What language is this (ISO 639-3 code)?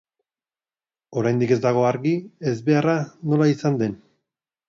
eus